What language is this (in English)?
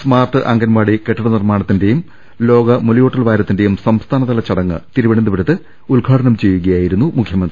Malayalam